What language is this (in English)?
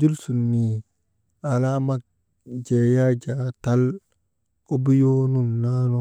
Maba